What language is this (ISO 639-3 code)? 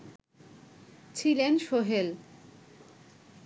ben